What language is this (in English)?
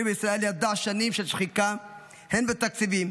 Hebrew